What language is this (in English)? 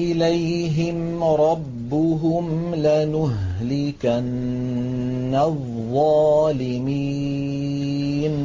Arabic